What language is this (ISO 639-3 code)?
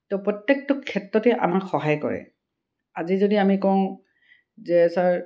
asm